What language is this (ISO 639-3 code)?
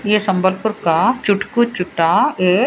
hin